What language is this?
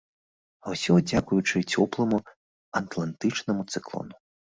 Belarusian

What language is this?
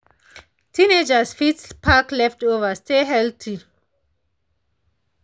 Nigerian Pidgin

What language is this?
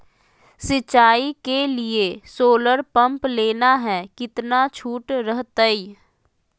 Magahi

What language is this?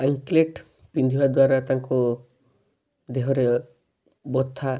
Odia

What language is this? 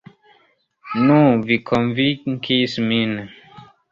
Esperanto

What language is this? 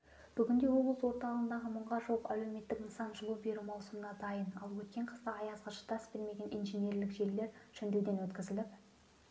Kazakh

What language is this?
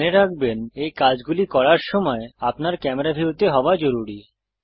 Bangla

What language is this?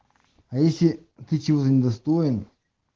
Russian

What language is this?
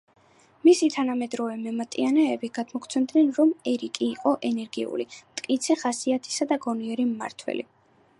Georgian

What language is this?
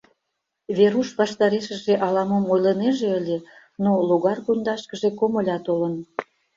Mari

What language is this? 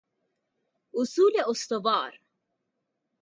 Persian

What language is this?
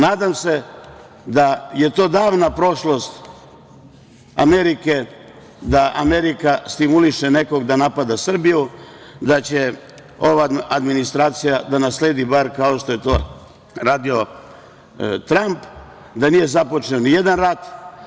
Serbian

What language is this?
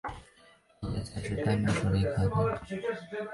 Chinese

